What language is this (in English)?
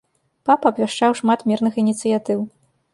Belarusian